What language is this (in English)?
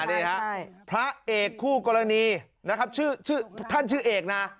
Thai